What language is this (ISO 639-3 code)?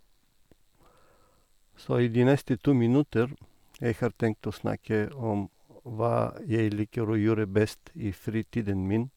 nor